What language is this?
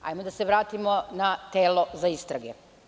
Serbian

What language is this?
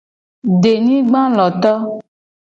Gen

